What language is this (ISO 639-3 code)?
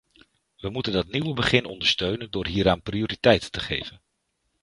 nld